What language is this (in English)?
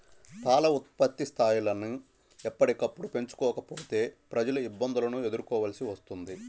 Telugu